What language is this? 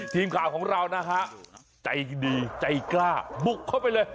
Thai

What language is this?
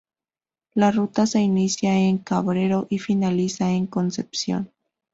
Spanish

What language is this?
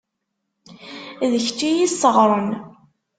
Kabyle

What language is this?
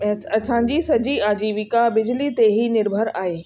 Sindhi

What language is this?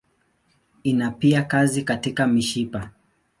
Swahili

